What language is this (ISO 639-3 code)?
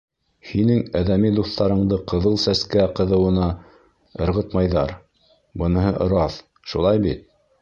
bak